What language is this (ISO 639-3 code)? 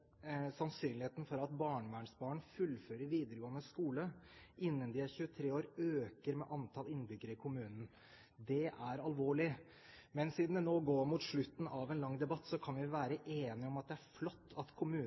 nob